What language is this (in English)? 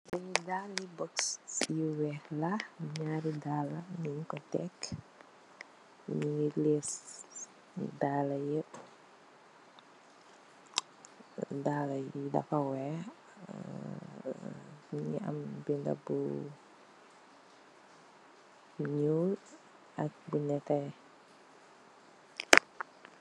Wolof